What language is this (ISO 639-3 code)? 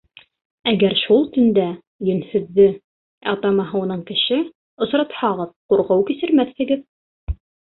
bak